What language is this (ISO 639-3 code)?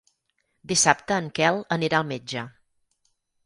cat